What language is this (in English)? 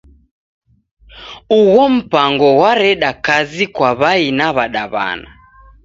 Taita